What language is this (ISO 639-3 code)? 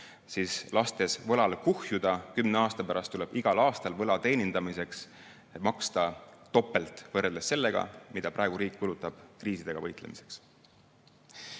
est